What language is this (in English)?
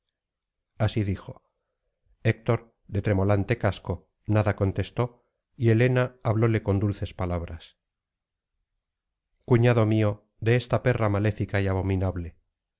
Spanish